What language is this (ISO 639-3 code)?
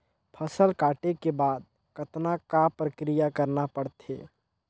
hne